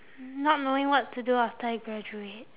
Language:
English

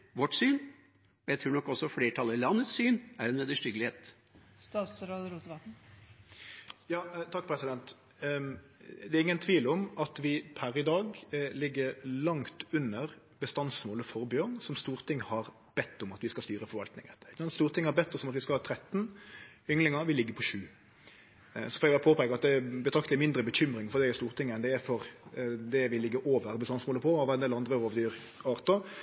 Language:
Norwegian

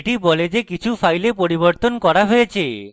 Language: Bangla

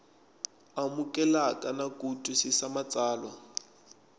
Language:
Tsonga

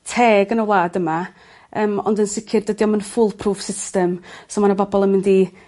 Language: Welsh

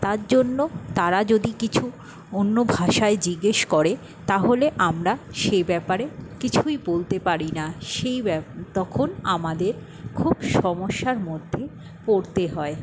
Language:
Bangla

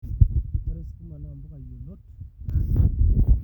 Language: Masai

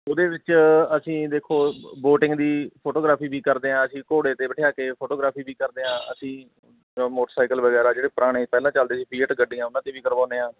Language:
Punjabi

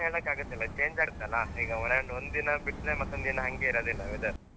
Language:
Kannada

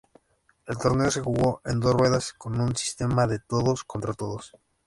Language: Spanish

